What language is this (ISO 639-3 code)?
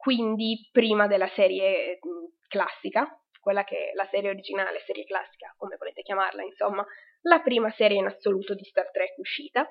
ita